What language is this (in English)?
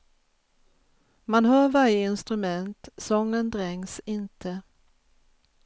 Swedish